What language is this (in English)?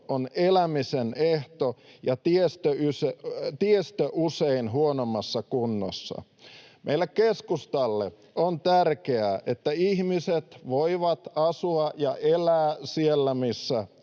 Finnish